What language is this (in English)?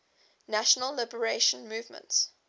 English